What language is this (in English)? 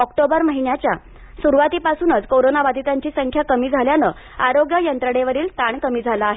Marathi